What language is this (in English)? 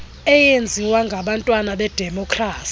Xhosa